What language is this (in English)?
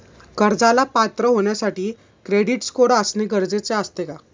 Marathi